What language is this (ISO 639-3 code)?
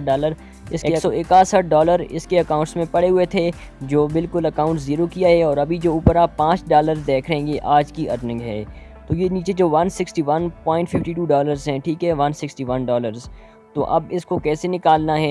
urd